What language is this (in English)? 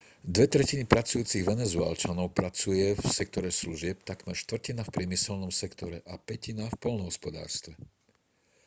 Slovak